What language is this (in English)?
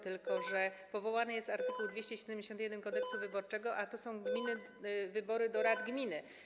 Polish